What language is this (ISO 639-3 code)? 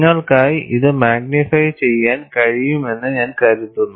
mal